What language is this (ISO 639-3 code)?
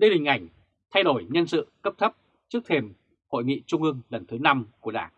vie